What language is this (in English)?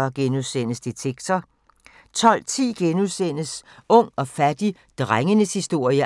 Danish